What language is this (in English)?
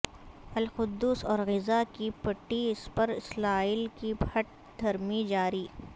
Urdu